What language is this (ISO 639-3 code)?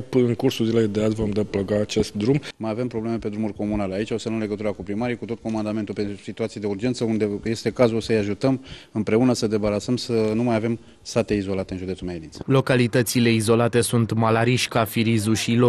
ron